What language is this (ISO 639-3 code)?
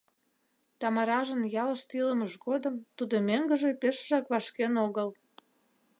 chm